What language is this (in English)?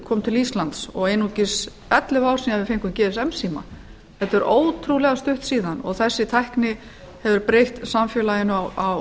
Icelandic